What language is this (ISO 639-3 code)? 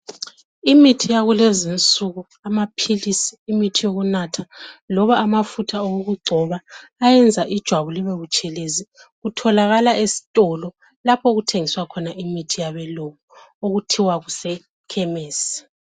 nde